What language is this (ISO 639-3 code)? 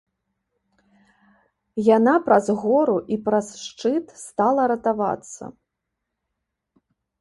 bel